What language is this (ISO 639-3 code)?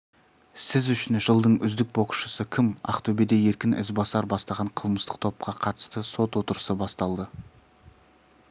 kaz